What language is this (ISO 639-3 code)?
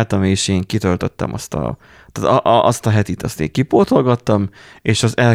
hun